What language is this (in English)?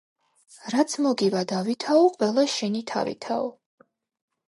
Georgian